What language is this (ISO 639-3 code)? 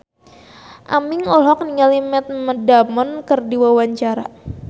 sun